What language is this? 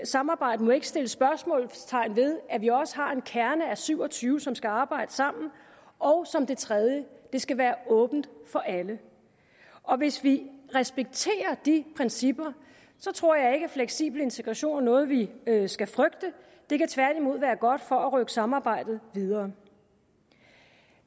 Danish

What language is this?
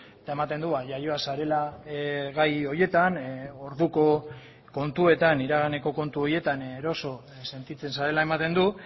Basque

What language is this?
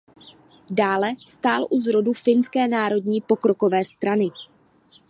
Czech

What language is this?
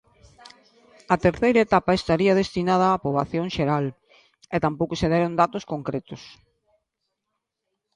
Galician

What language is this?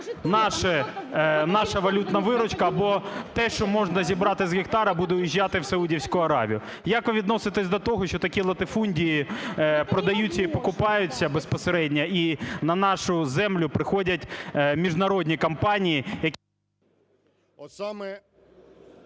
Ukrainian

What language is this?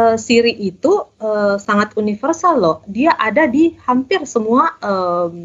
Indonesian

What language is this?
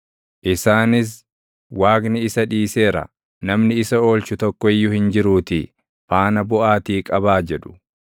Oromo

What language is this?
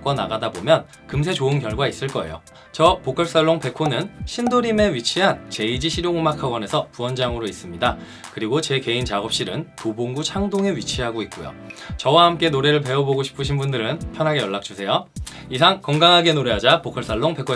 Korean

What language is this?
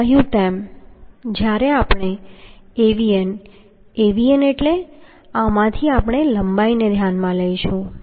Gujarati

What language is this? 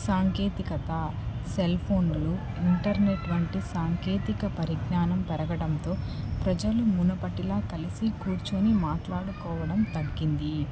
Telugu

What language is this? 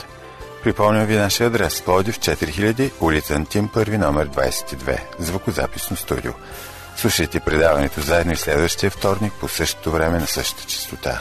Bulgarian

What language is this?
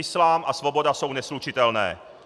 Czech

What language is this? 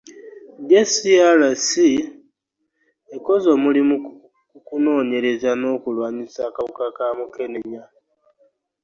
Ganda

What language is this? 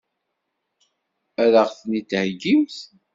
Kabyle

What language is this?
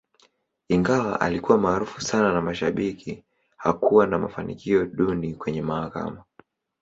Swahili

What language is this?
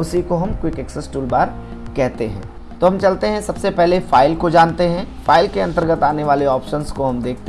Hindi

